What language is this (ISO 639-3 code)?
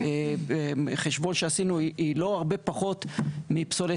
heb